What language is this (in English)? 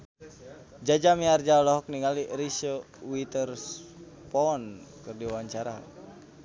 Sundanese